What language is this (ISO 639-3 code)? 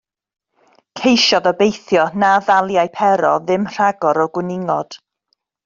cym